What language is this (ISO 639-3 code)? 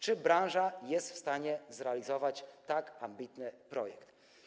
pol